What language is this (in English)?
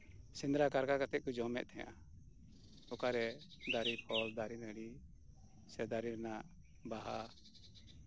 Santali